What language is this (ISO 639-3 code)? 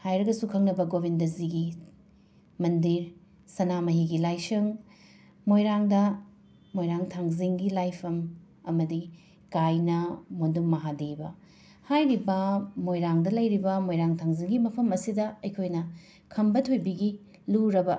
mni